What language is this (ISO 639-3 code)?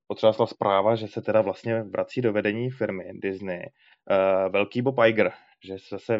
ces